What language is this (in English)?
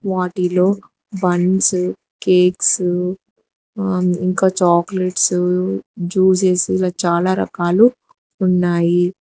Telugu